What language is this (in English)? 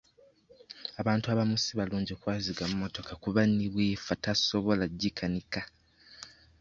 Ganda